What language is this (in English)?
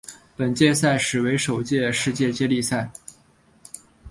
Chinese